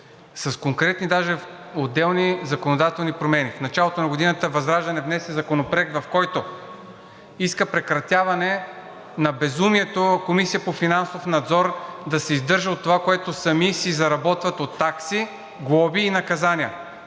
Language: Bulgarian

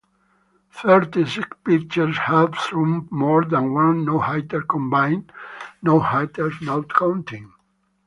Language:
English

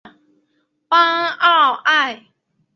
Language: Chinese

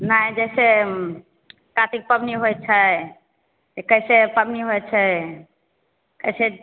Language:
Maithili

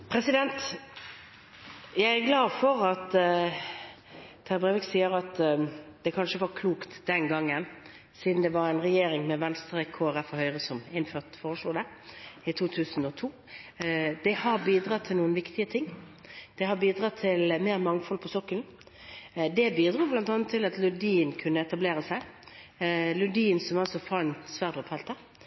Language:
Norwegian Bokmål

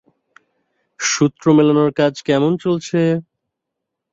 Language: Bangla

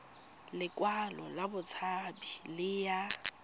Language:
Tswana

